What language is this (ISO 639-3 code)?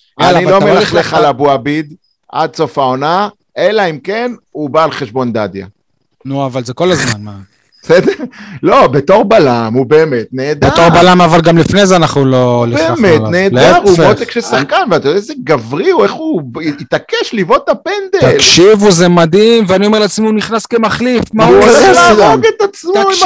heb